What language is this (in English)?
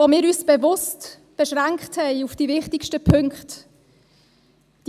Swiss German